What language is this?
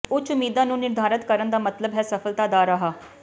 Punjabi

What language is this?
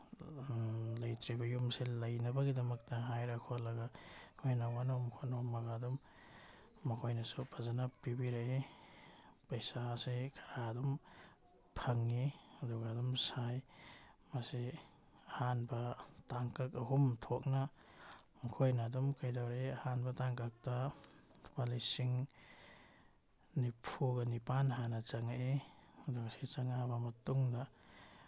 Manipuri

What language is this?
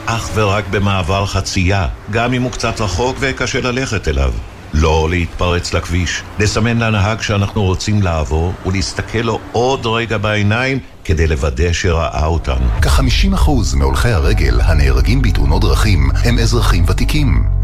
Hebrew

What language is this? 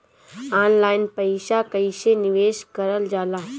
Bhojpuri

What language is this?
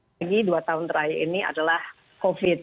Indonesian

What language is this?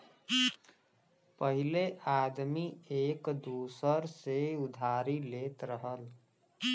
Bhojpuri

